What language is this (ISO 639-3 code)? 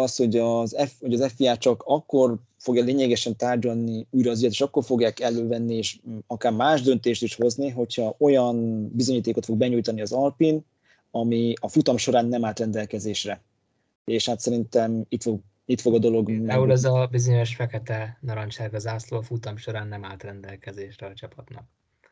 hun